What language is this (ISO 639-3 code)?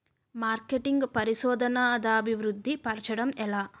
tel